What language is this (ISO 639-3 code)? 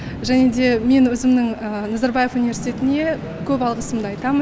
kaz